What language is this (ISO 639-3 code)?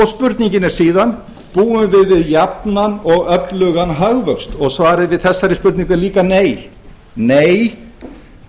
isl